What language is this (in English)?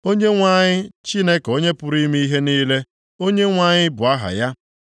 Igbo